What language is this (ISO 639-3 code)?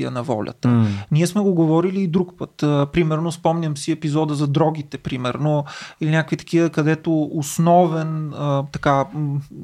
bul